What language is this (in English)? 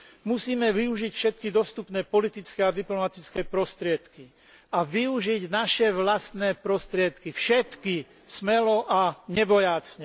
Slovak